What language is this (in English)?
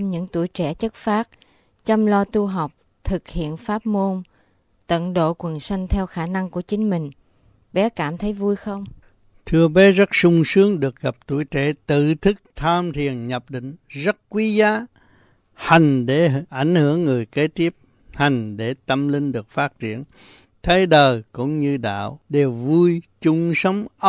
Vietnamese